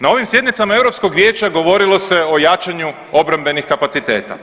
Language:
Croatian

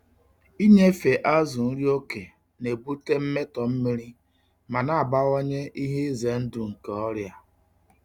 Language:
Igbo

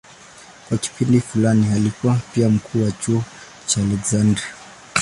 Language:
Swahili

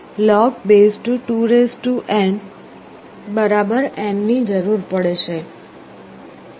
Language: Gujarati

